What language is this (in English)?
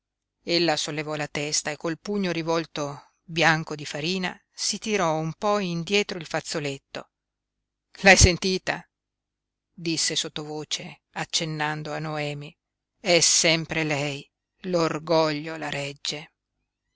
Italian